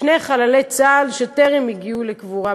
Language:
Hebrew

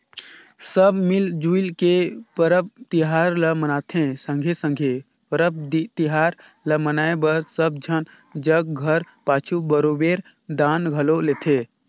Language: Chhattisgarhi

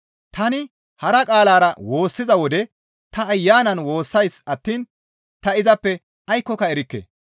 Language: Gamo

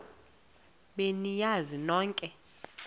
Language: Xhosa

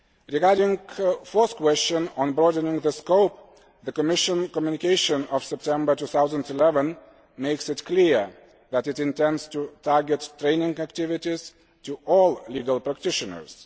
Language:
English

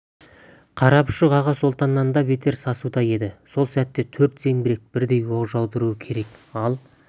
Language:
Kazakh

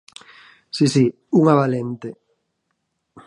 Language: Galician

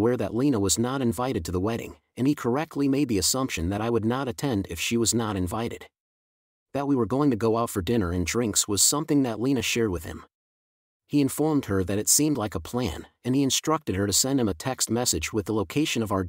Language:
English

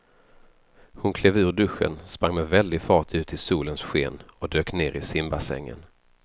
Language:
Swedish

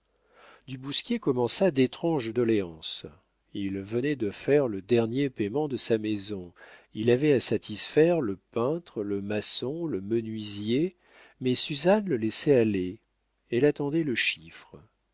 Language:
French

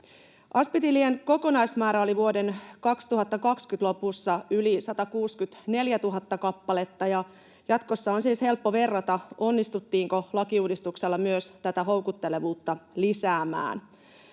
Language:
Finnish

